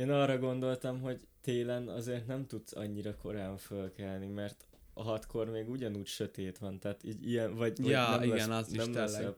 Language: Hungarian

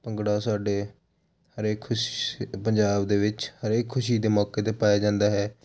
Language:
Punjabi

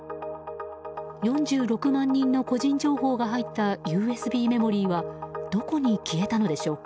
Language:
Japanese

